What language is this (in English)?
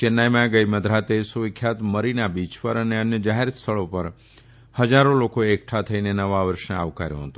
Gujarati